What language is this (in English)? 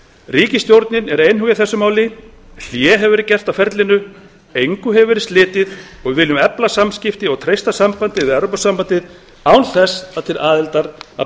Icelandic